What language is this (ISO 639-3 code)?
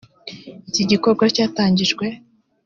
kin